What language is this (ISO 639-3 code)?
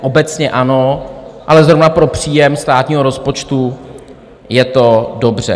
ces